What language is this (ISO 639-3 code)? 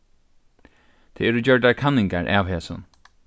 fao